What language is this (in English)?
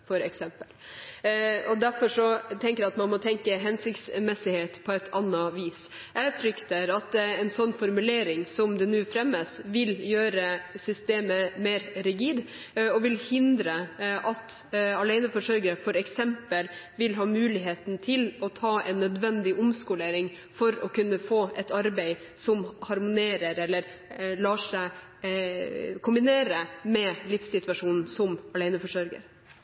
Norwegian Bokmål